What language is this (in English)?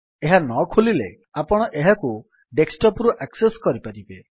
Odia